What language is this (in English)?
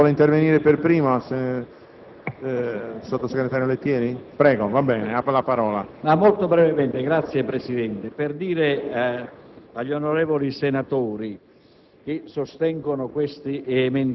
Italian